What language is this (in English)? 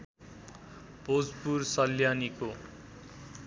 Nepali